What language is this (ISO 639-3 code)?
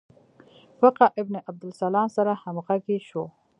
pus